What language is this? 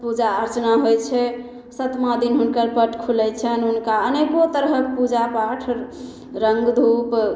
Maithili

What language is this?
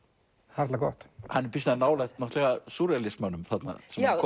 Icelandic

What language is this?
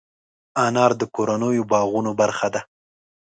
Pashto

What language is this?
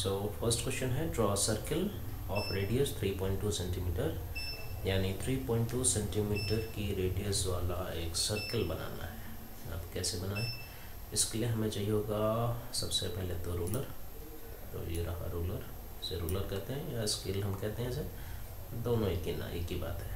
Hindi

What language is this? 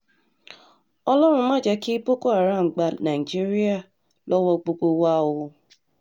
Yoruba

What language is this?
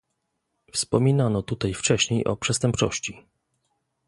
Polish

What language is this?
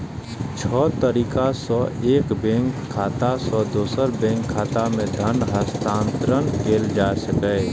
Maithili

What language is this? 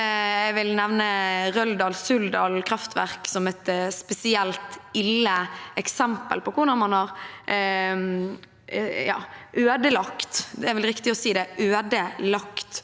Norwegian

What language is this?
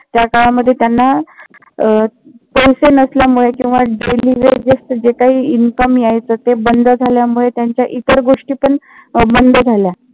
Marathi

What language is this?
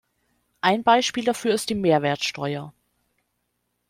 German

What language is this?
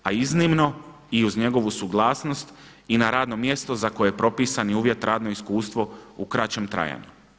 Croatian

